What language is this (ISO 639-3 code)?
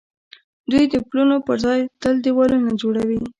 pus